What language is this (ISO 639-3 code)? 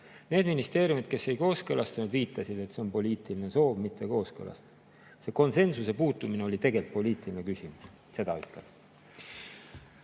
est